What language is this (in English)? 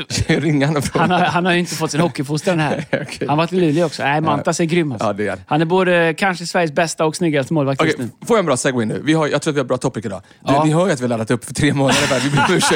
Swedish